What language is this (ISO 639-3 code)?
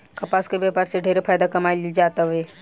bho